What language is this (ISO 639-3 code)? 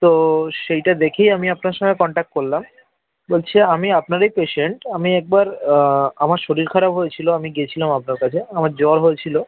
ben